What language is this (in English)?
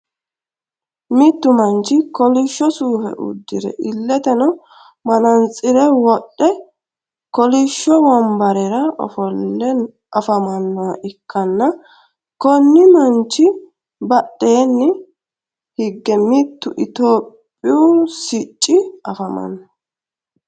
Sidamo